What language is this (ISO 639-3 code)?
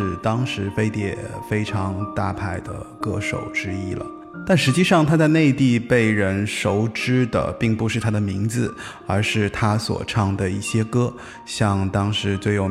zho